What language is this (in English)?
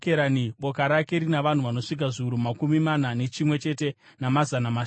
Shona